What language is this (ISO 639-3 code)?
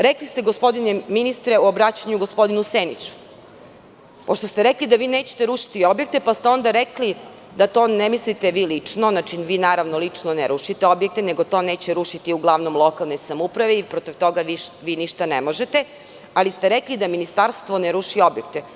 srp